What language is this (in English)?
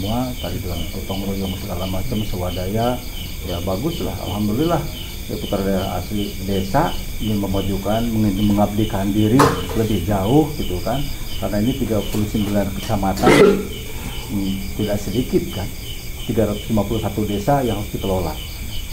Indonesian